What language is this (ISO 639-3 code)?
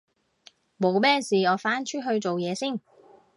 yue